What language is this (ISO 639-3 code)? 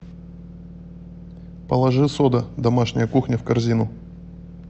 rus